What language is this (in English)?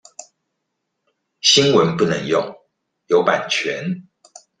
Chinese